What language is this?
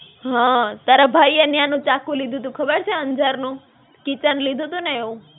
Gujarati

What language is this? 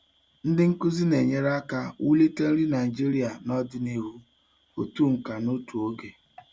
Igbo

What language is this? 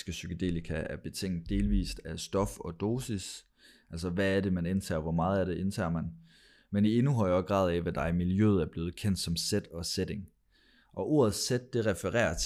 Danish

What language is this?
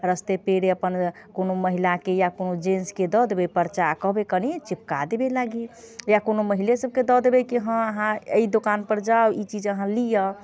Maithili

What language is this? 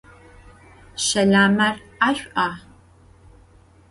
Adyghe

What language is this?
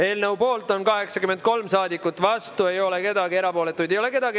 Estonian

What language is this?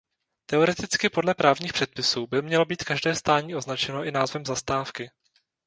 Czech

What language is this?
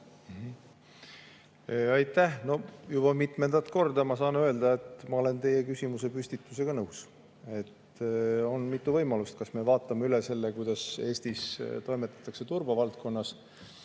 Estonian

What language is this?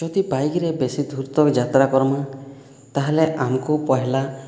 Odia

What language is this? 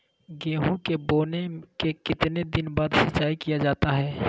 Magahi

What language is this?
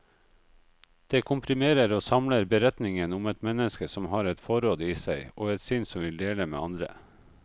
Norwegian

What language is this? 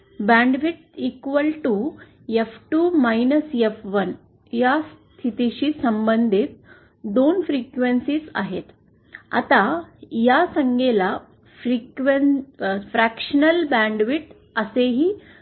Marathi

